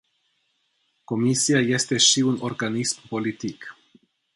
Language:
Romanian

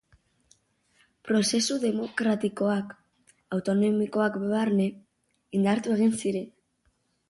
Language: Basque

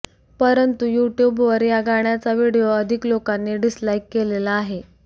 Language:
Marathi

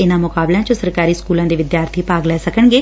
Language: Punjabi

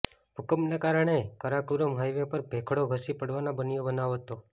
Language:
Gujarati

